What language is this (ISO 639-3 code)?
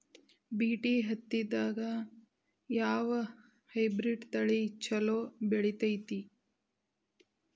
kan